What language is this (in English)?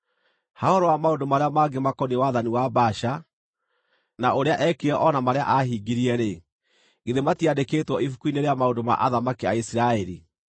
Kikuyu